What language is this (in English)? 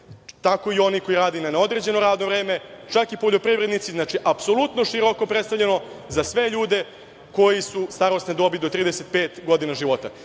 Serbian